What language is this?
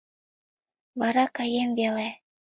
Mari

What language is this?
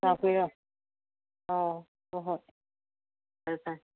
Manipuri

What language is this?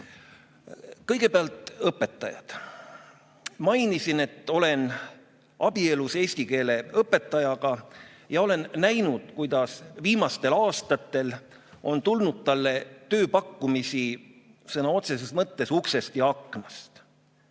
Estonian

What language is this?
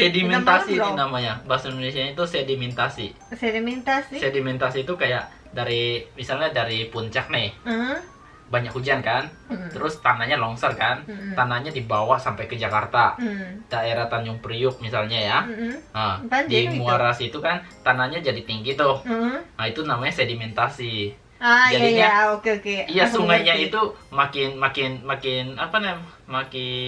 Indonesian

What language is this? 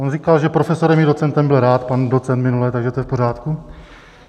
Czech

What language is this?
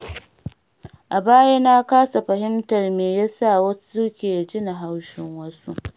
Hausa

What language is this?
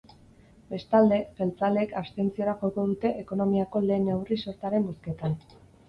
Basque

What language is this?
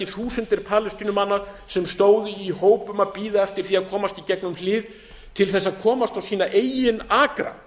Icelandic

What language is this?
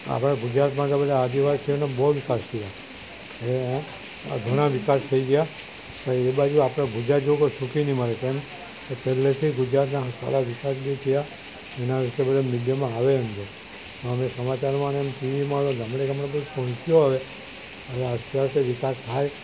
Gujarati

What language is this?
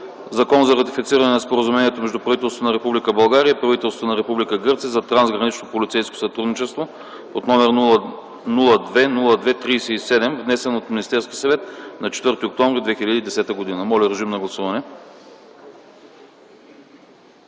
Bulgarian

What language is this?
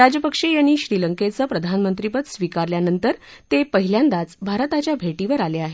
Marathi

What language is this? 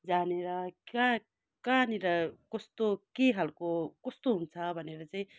Nepali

